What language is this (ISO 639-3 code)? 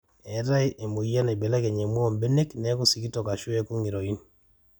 mas